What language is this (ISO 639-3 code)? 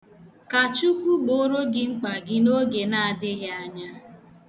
ibo